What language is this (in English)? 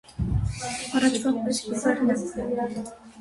Armenian